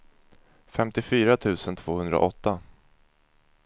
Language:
Swedish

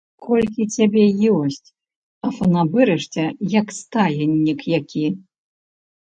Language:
Belarusian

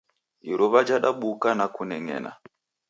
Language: Taita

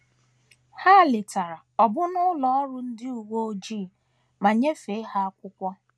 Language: Igbo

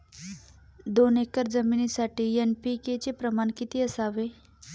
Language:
Marathi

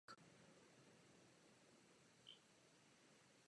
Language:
Czech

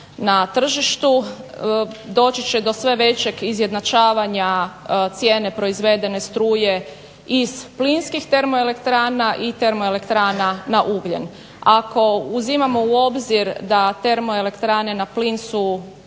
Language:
Croatian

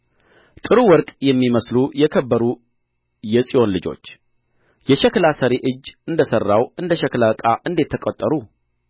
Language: Amharic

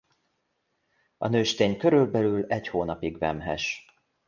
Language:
Hungarian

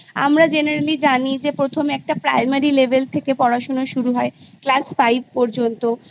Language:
Bangla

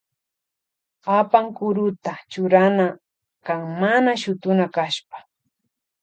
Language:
Loja Highland Quichua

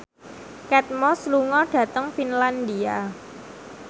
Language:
Javanese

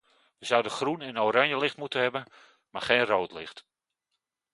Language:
Dutch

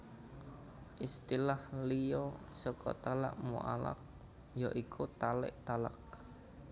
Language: Javanese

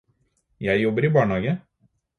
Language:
Norwegian Bokmål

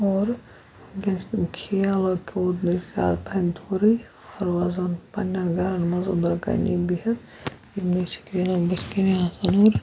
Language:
Kashmiri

